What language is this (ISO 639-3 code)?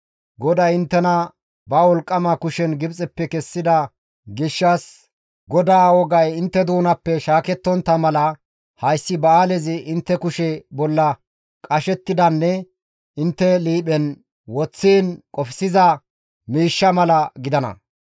gmv